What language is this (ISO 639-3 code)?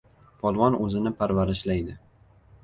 uzb